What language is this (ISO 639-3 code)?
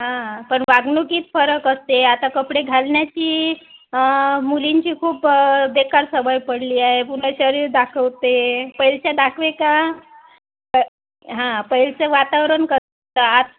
mar